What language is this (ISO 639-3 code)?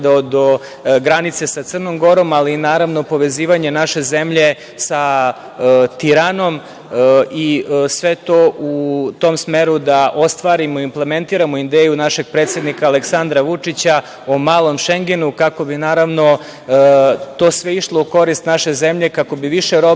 srp